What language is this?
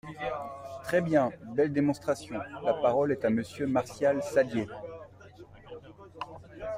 French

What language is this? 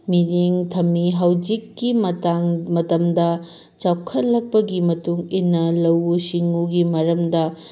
Manipuri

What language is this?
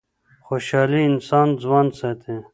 Pashto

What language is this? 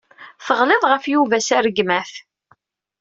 Kabyle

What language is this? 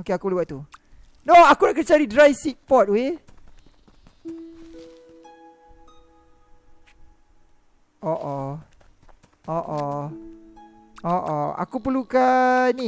Malay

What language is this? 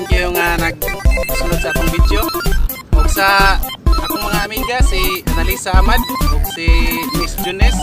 Indonesian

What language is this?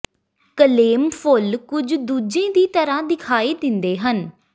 Punjabi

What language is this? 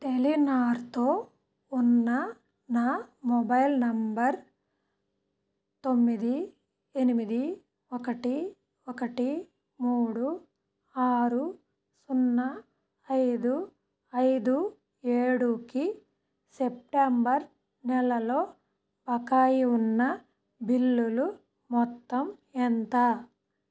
Telugu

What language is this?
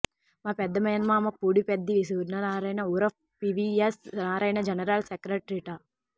Telugu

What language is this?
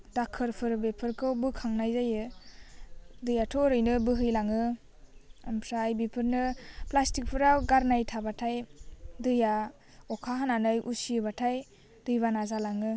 Bodo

